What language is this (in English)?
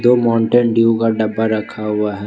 Hindi